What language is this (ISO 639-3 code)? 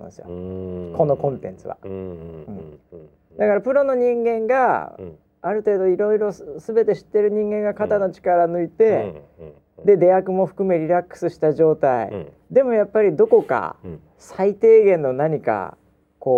jpn